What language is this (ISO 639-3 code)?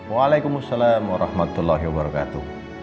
ind